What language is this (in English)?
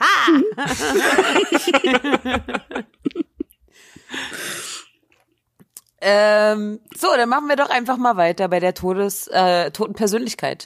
German